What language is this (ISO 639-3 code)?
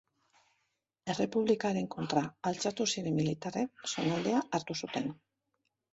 eus